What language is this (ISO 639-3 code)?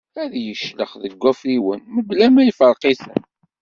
kab